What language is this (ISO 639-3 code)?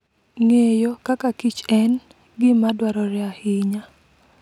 luo